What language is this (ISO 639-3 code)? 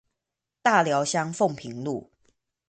zho